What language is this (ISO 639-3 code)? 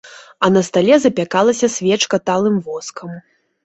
bel